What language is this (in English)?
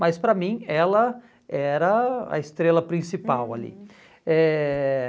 Portuguese